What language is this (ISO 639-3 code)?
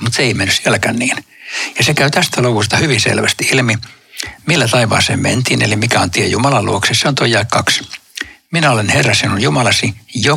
fin